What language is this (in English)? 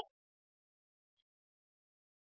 Hindi